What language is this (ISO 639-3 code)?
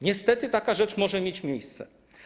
pol